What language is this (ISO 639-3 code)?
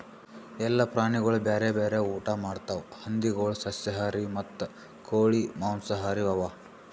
kan